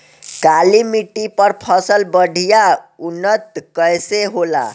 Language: Bhojpuri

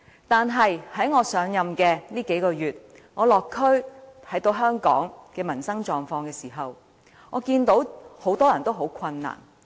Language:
Cantonese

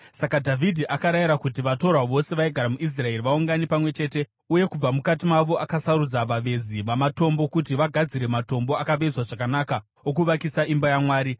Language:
Shona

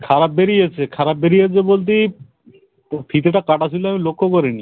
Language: Bangla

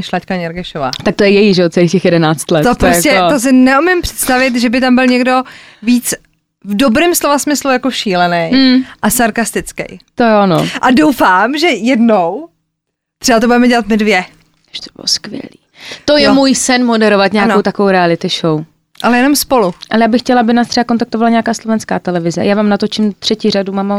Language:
Czech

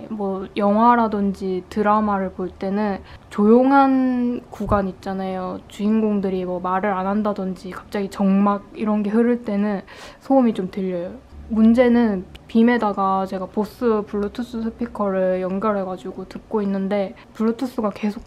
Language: Korean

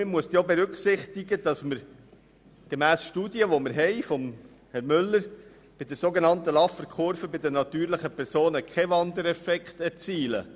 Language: Swiss German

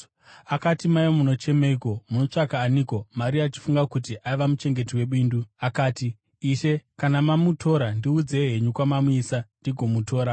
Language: Shona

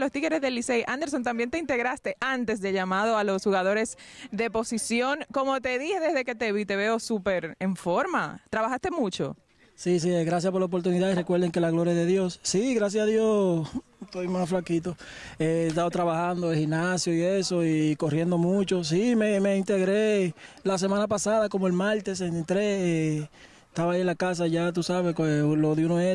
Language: Spanish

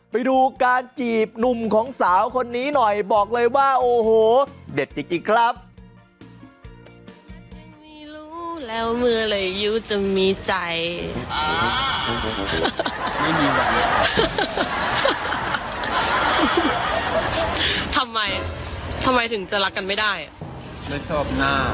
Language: Thai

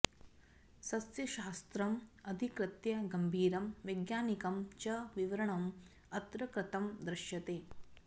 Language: Sanskrit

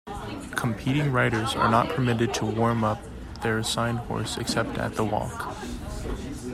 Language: English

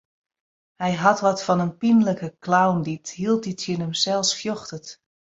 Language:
Western Frisian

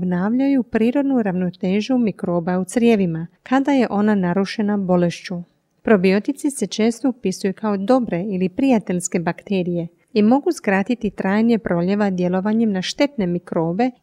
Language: Croatian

